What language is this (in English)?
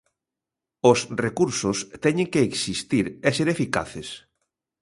Galician